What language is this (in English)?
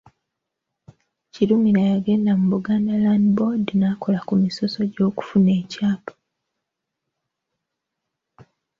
Ganda